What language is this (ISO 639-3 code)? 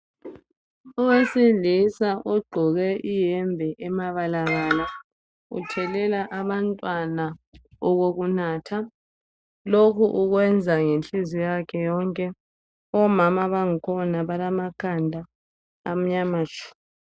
nde